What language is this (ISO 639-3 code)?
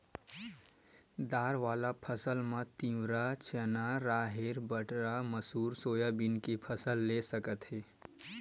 hne